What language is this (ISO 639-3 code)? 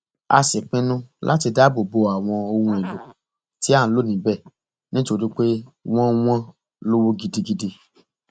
yor